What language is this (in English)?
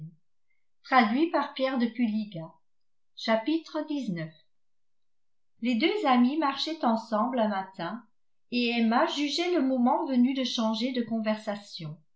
French